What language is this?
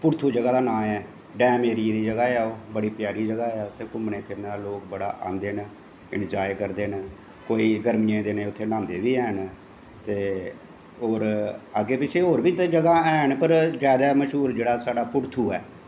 Dogri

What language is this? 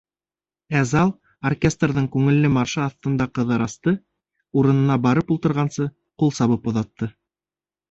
Bashkir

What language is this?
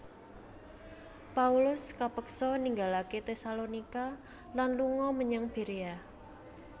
Javanese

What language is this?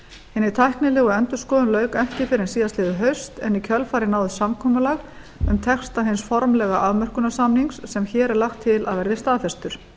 Icelandic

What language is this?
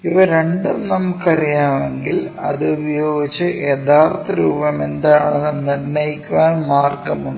Malayalam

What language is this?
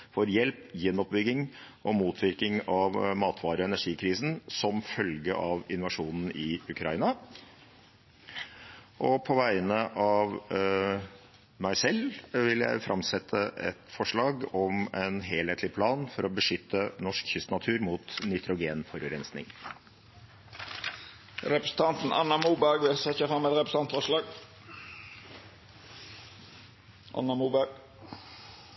Norwegian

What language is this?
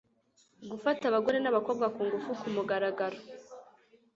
Kinyarwanda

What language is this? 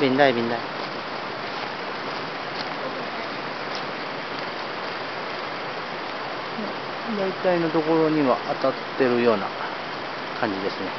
Japanese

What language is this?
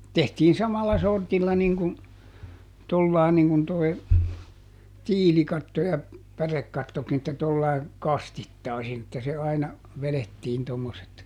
Finnish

